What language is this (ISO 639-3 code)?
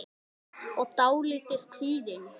isl